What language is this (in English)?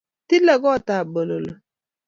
Kalenjin